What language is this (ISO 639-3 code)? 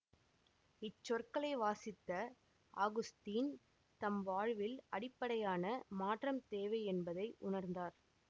tam